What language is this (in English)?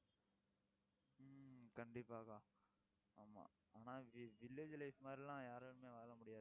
Tamil